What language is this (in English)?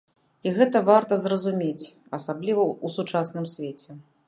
Belarusian